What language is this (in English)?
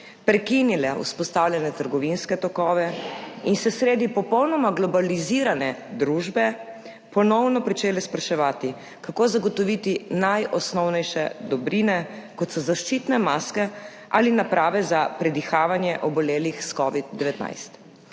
Slovenian